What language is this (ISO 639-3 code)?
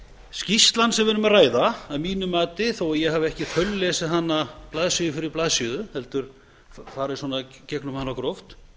isl